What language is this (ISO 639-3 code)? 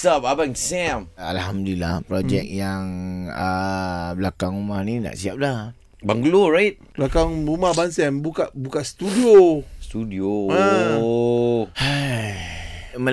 msa